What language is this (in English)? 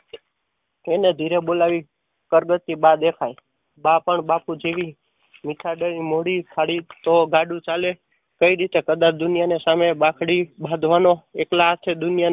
Gujarati